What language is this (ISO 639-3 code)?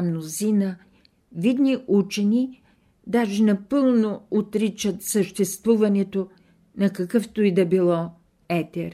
bul